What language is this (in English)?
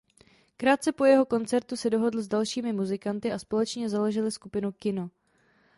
Czech